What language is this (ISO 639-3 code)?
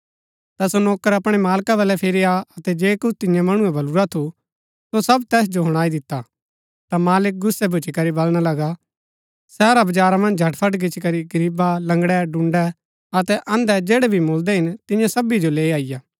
gbk